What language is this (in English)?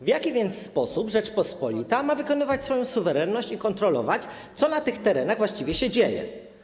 Polish